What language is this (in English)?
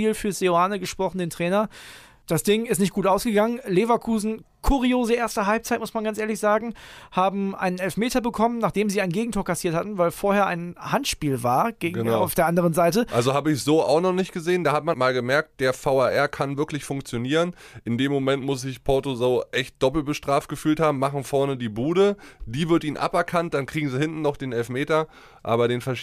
German